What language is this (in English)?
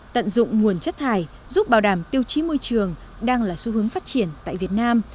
Vietnamese